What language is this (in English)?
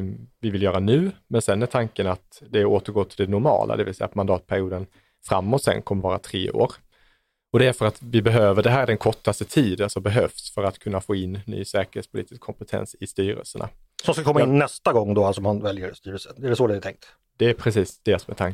Swedish